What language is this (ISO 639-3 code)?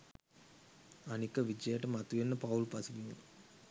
sin